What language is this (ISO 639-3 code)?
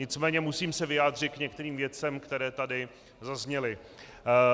ces